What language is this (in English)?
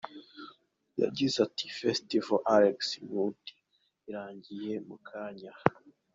Kinyarwanda